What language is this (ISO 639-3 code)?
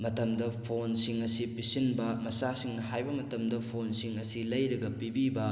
mni